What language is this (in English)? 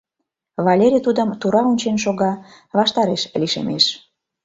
Mari